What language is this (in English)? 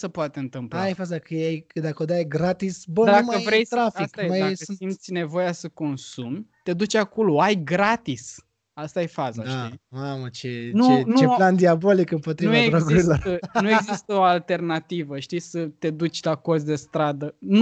Romanian